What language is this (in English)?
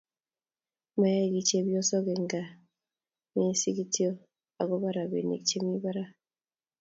Kalenjin